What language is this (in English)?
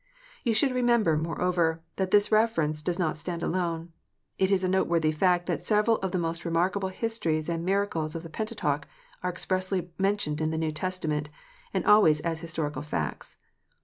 English